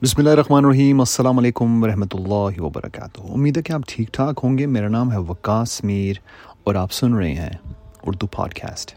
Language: Urdu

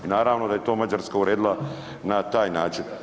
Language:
Croatian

